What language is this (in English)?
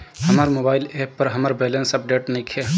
Bhojpuri